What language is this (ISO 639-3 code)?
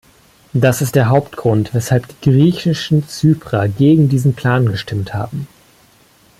deu